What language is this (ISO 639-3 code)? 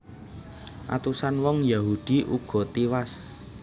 jav